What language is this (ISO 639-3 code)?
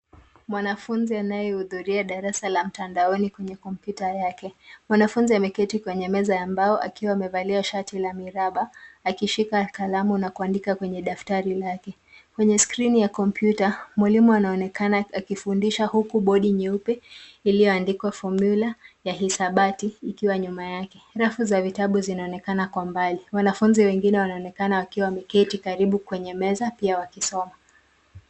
swa